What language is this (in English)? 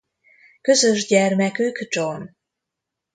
Hungarian